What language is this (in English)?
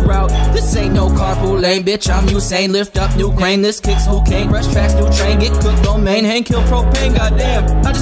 English